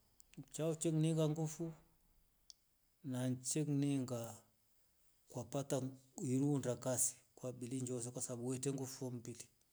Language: Rombo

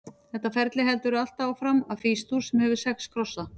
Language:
Icelandic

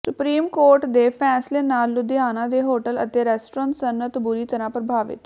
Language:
Punjabi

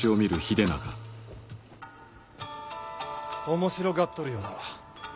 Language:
Japanese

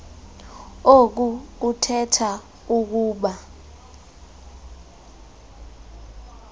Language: Xhosa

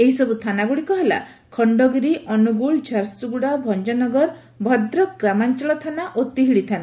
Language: Odia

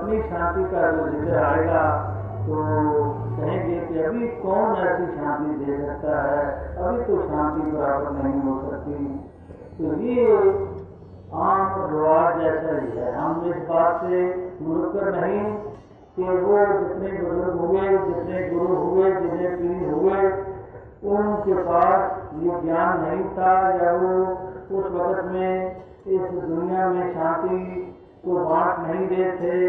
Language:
Hindi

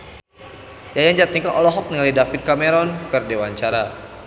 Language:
Sundanese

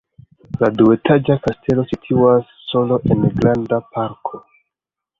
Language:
Esperanto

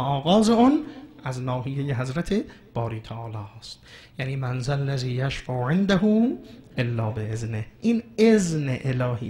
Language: Persian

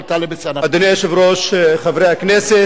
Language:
Hebrew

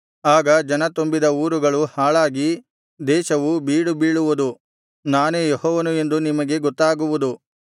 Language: Kannada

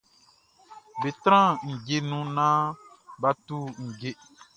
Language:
Baoulé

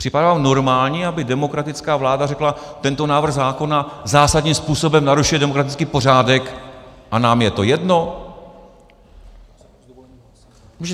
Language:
Czech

